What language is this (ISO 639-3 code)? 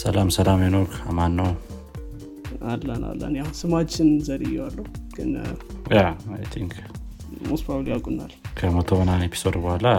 amh